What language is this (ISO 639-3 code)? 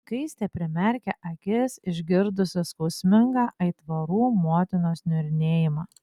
lit